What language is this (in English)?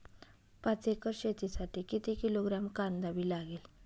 Marathi